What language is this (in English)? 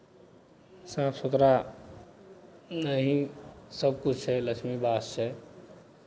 Maithili